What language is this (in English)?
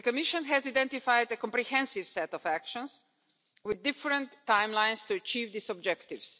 English